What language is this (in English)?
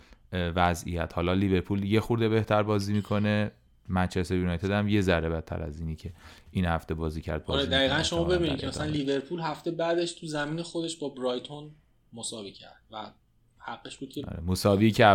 Persian